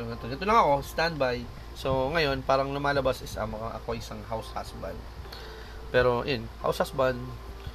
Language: Filipino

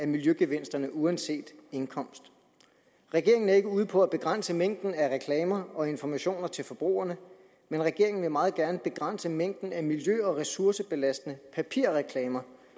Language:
Danish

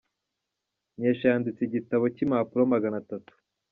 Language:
Kinyarwanda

